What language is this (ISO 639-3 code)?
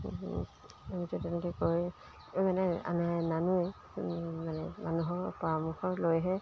asm